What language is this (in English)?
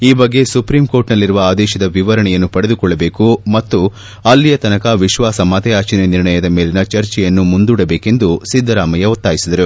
Kannada